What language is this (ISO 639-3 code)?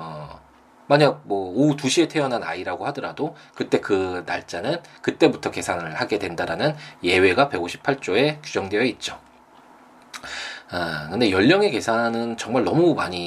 kor